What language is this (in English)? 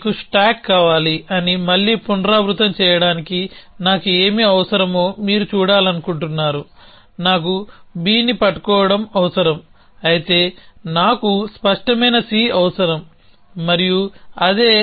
Telugu